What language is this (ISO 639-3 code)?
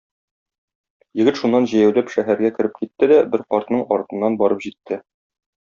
tat